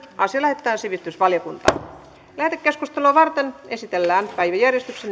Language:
Finnish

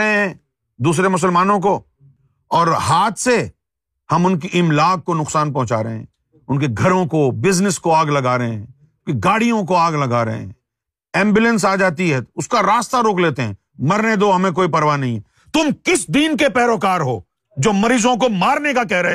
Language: Urdu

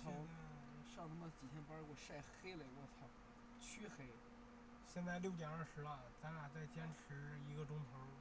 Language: Chinese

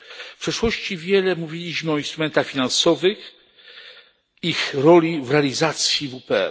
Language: Polish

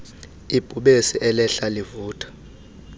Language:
Xhosa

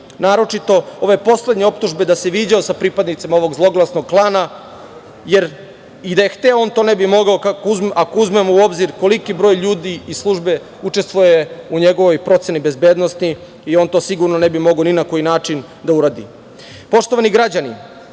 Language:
Serbian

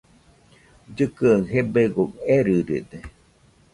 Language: Nüpode Huitoto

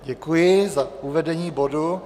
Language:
Czech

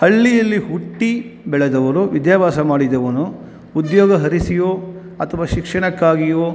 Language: Kannada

